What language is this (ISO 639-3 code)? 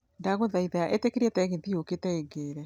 kik